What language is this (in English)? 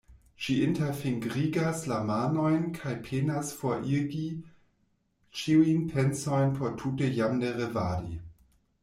Esperanto